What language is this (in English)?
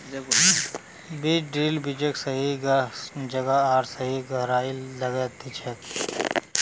Magahi